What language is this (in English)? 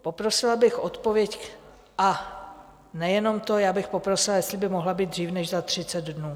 Czech